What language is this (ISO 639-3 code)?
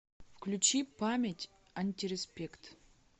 rus